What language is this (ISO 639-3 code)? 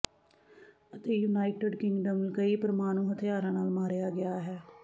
pan